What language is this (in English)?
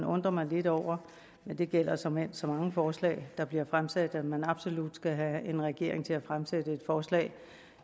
Danish